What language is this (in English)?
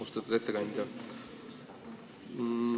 Estonian